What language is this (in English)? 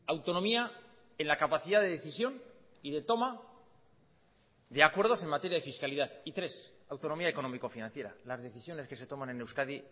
Spanish